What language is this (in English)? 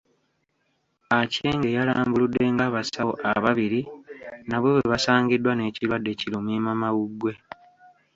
Ganda